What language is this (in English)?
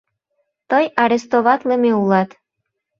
Mari